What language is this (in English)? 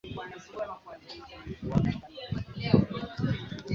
Swahili